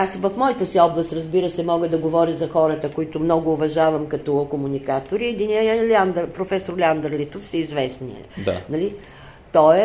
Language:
Bulgarian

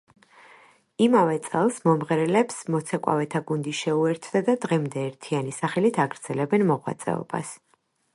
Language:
Georgian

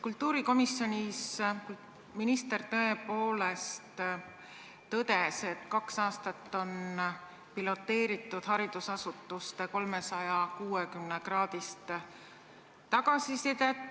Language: Estonian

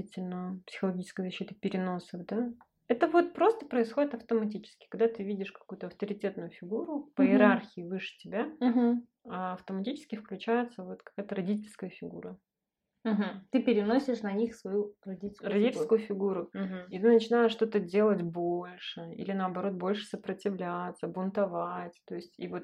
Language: Russian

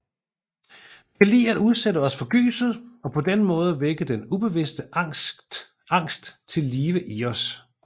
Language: Danish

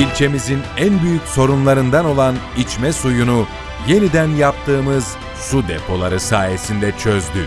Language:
Turkish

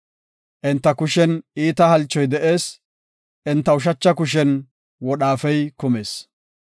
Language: Gofa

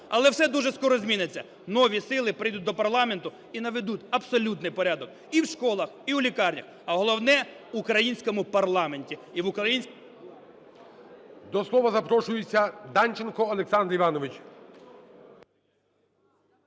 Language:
Ukrainian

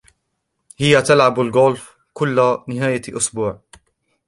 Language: Arabic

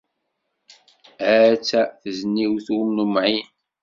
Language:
Kabyle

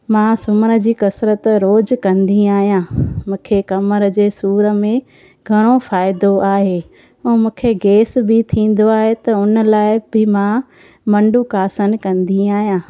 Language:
Sindhi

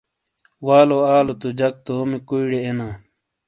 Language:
Shina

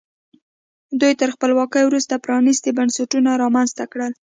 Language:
Pashto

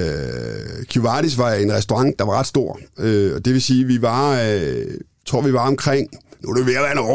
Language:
Danish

